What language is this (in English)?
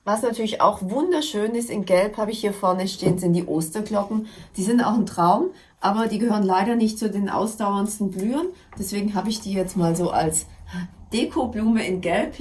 German